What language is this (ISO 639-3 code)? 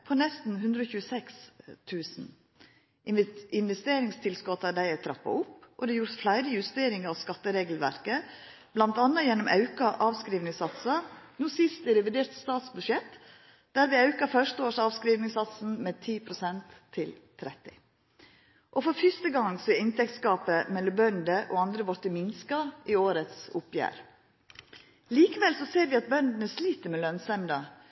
nno